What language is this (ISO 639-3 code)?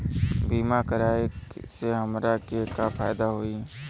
bho